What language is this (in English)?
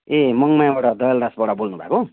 Nepali